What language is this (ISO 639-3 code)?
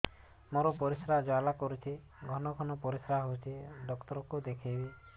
ori